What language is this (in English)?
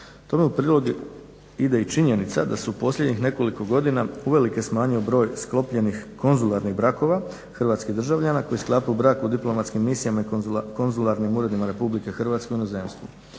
Croatian